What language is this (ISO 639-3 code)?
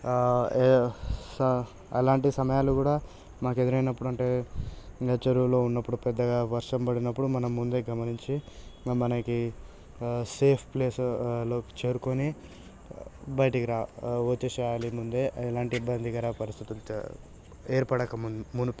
tel